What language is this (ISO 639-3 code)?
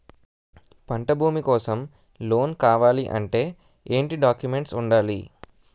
tel